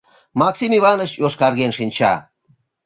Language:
Mari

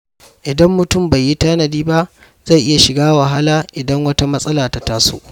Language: Hausa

